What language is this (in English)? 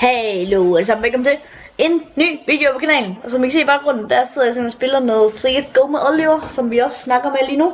Danish